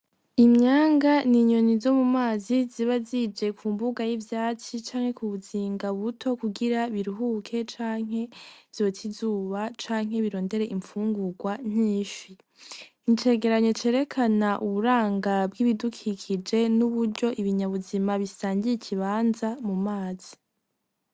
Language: Rundi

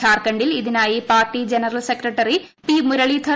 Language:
Malayalam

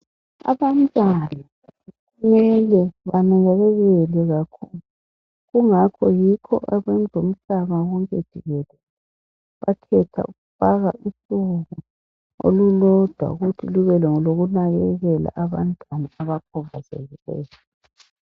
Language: North Ndebele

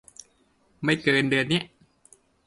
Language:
Thai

